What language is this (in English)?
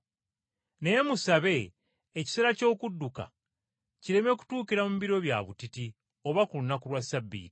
Ganda